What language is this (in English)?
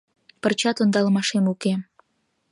Mari